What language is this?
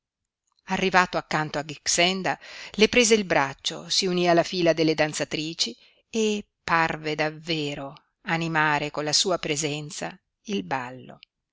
Italian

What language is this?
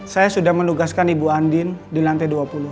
Indonesian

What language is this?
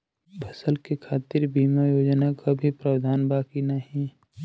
Bhojpuri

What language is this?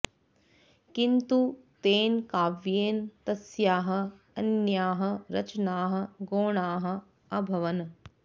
Sanskrit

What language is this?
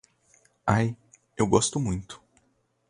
Portuguese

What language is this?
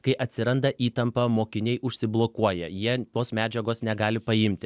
Lithuanian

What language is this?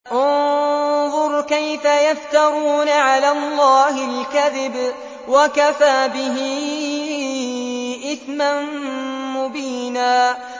Arabic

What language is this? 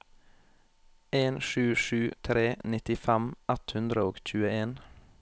Norwegian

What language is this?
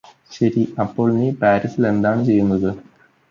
Malayalam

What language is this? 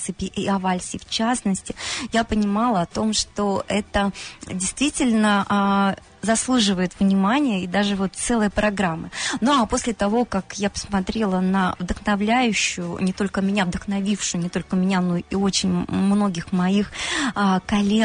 Russian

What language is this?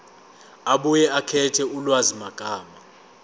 Zulu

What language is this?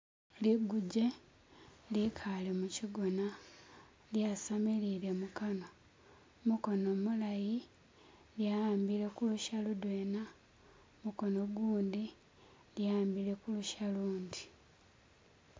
Masaaba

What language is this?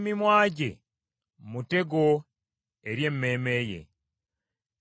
Ganda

